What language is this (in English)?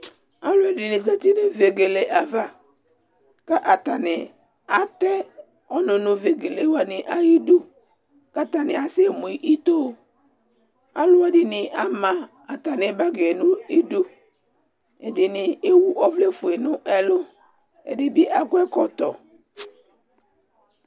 Ikposo